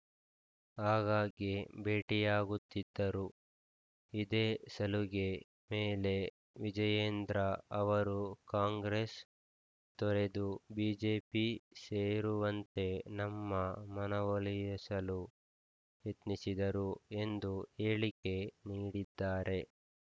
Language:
Kannada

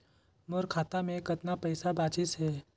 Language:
Chhattisgarhi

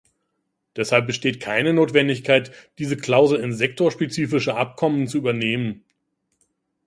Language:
German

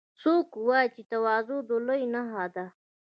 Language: Pashto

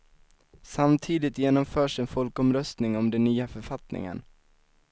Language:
Swedish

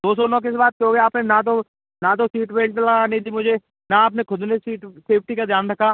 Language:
Hindi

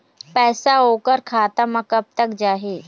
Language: Chhattisgarhi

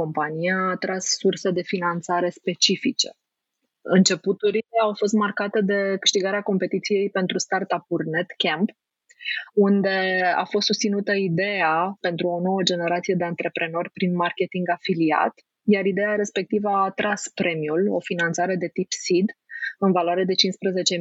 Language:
Romanian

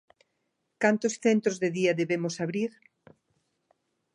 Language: Galician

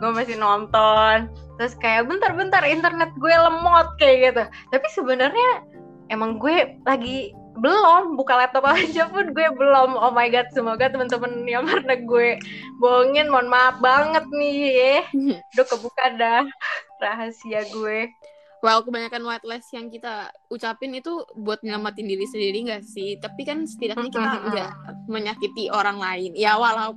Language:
Indonesian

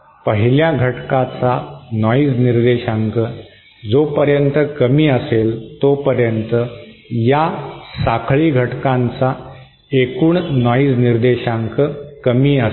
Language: Marathi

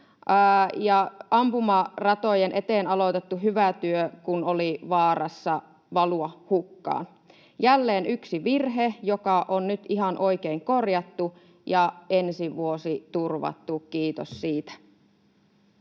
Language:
Finnish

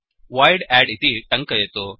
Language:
Sanskrit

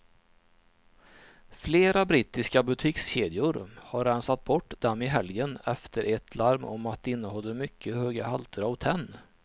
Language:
Swedish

